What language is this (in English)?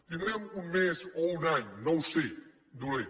Catalan